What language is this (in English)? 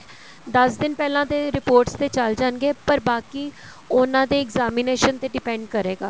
Punjabi